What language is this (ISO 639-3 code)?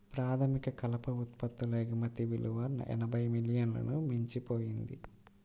tel